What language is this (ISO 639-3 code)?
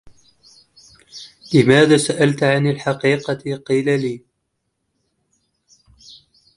ara